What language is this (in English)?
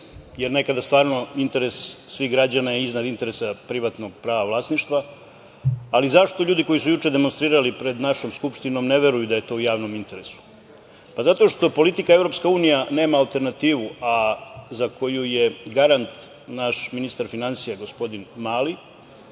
Serbian